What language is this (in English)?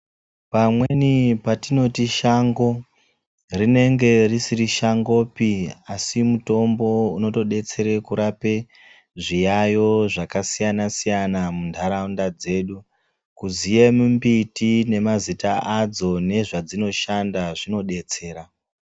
Ndau